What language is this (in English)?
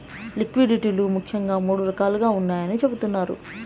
Telugu